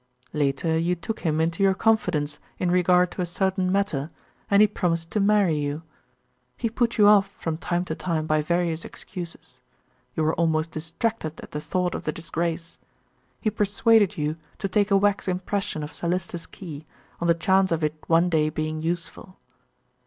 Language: English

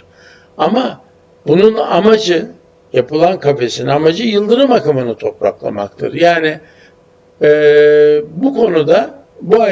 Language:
Turkish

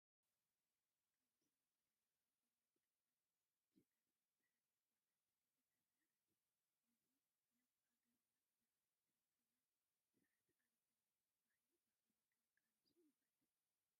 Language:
Tigrinya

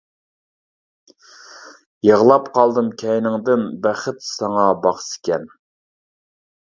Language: Uyghur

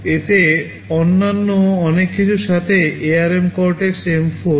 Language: Bangla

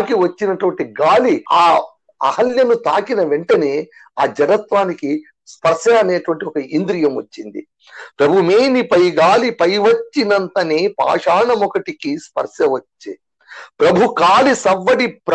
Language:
Telugu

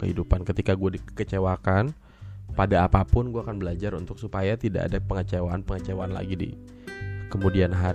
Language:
Indonesian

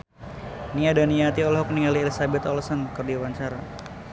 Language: Sundanese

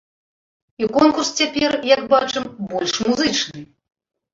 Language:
Belarusian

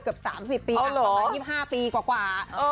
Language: Thai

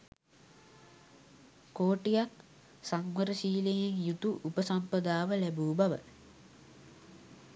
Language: Sinhala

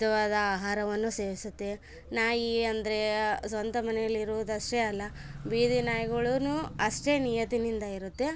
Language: Kannada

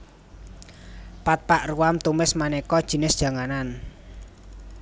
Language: Javanese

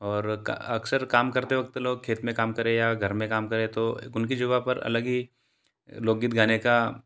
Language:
Hindi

